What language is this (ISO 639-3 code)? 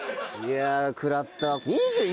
jpn